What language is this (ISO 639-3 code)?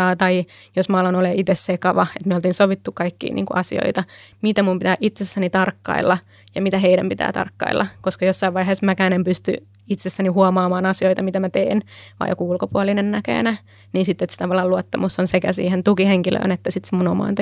fin